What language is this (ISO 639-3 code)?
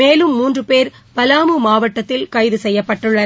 tam